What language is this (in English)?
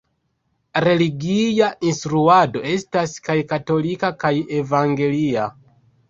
Esperanto